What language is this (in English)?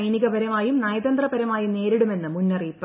Malayalam